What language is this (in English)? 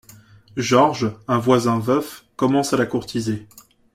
French